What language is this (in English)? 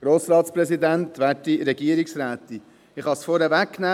Swiss German